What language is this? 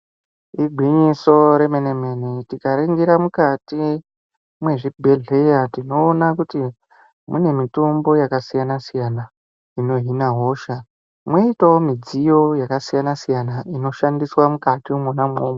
Ndau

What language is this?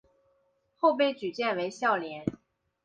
Chinese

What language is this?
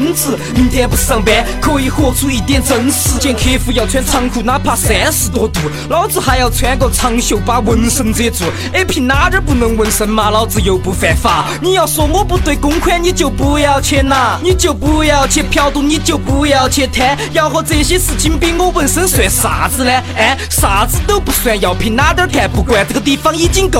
Chinese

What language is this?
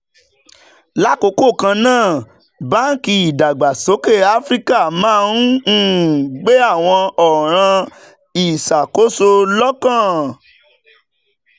Yoruba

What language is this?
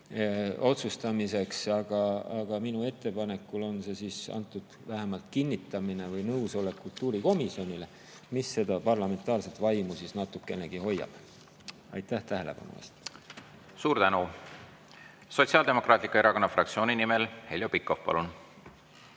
Estonian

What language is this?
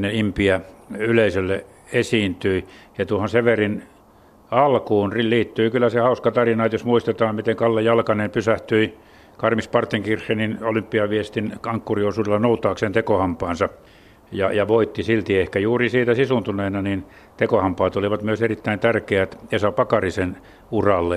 Finnish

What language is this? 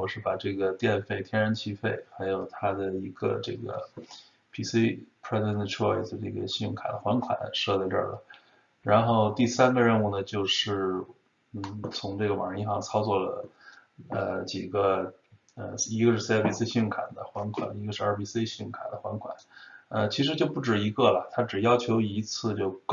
Chinese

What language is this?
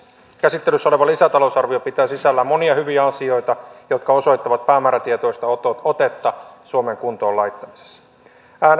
Finnish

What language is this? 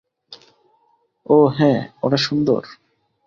Bangla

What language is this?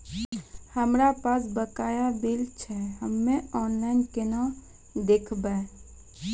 Maithili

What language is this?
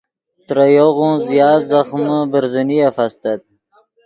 Yidgha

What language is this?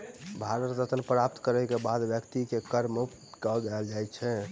Maithili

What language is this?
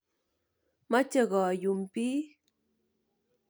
Kalenjin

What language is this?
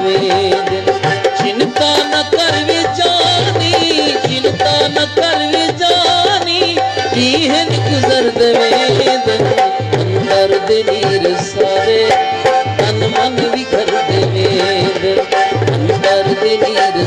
Hindi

